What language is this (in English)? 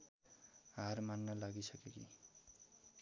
Nepali